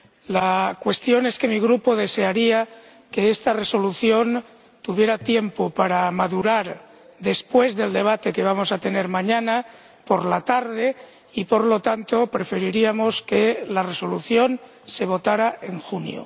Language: Spanish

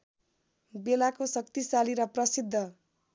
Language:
Nepali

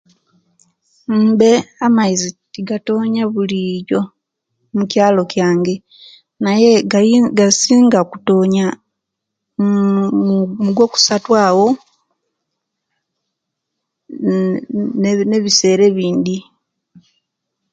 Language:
Kenyi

